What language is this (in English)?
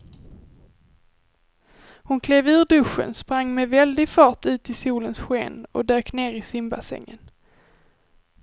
Swedish